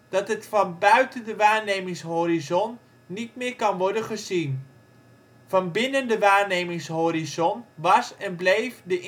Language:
Dutch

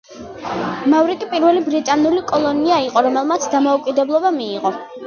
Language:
Georgian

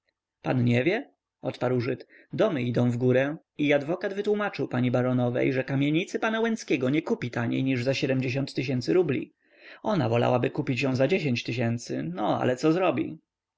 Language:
Polish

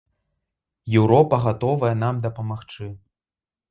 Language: Belarusian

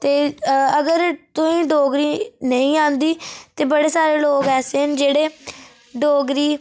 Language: Dogri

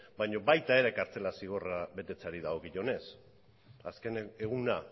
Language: Basque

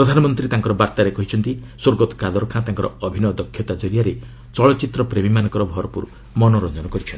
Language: Odia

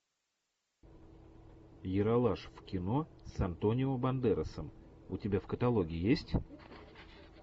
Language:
Russian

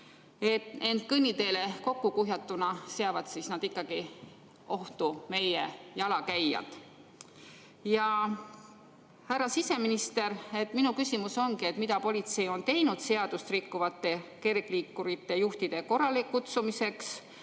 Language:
Estonian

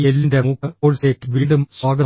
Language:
Malayalam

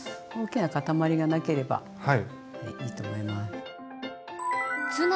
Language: Japanese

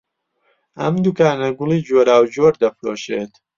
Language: Central Kurdish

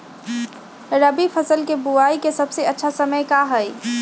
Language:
Magahi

